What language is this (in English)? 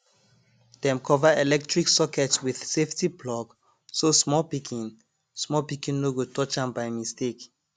Nigerian Pidgin